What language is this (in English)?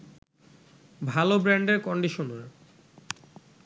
Bangla